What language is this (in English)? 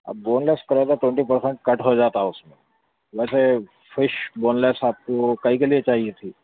Urdu